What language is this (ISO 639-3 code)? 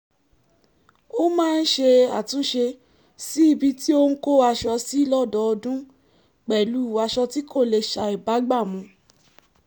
yor